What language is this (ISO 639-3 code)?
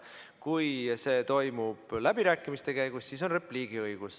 est